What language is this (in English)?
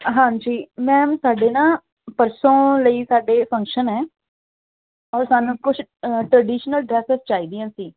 Punjabi